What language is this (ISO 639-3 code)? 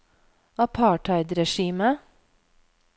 nor